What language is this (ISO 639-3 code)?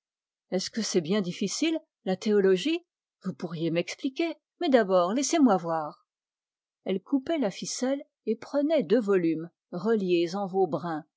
fra